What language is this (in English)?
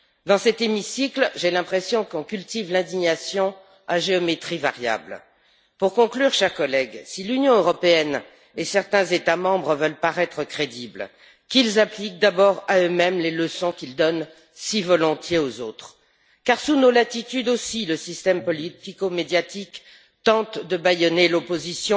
French